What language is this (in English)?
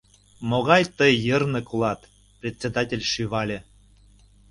Mari